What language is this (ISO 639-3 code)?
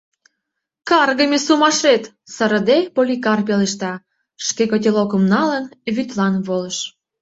chm